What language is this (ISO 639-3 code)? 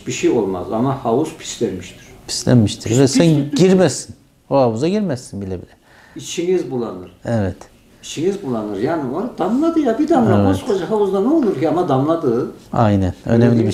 tur